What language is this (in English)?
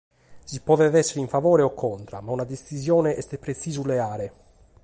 Sardinian